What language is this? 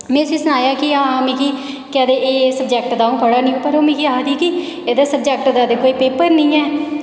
Dogri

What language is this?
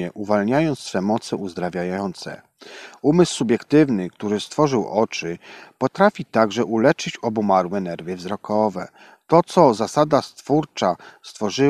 Polish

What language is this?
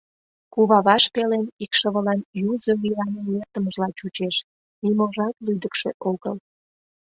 Mari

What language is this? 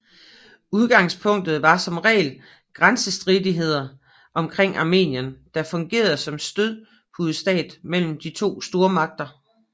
Danish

